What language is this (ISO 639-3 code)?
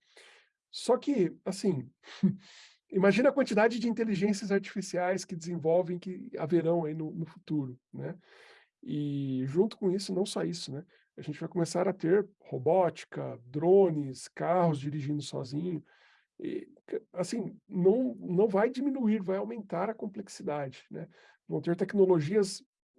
por